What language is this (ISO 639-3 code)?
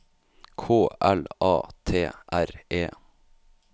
nor